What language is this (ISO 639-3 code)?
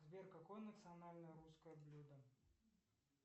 rus